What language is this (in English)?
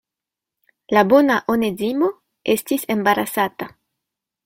Esperanto